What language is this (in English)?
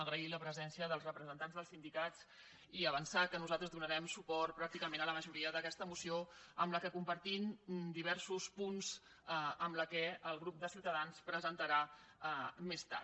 Catalan